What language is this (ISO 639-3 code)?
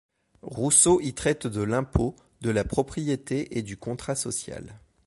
fra